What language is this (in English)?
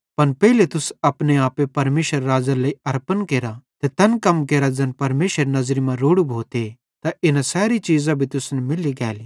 Bhadrawahi